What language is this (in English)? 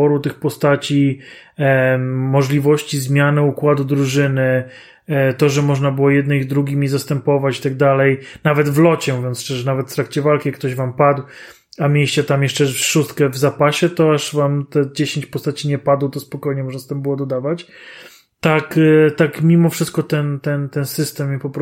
Polish